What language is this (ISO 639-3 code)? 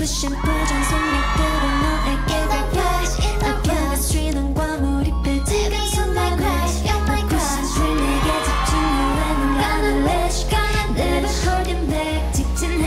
kor